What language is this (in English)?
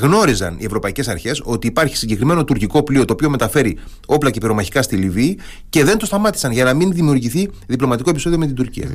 Greek